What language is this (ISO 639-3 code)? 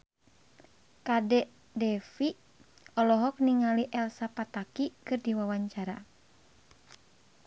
sun